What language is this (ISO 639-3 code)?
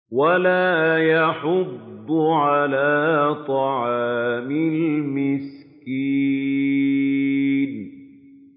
ara